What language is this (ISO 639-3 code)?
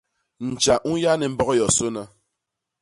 bas